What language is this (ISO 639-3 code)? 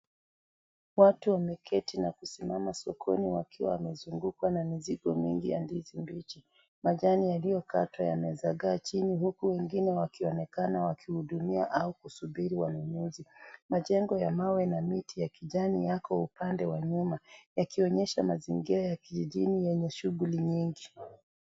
swa